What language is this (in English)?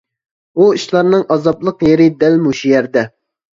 Uyghur